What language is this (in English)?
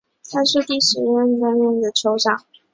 Chinese